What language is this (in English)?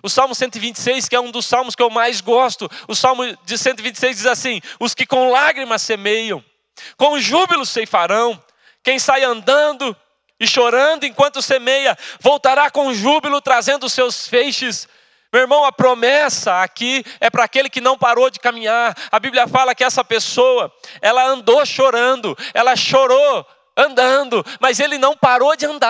Portuguese